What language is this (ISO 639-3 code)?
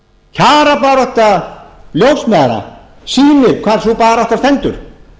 isl